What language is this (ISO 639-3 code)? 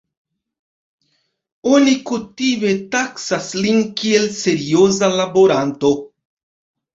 epo